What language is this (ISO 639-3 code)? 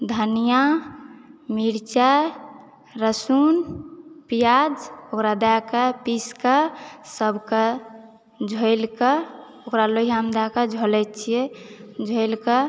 mai